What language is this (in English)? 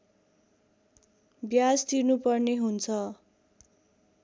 Nepali